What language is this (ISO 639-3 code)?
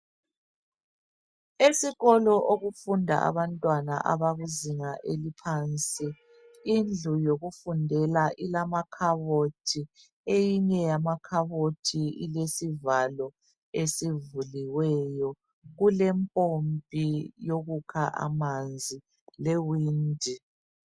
nde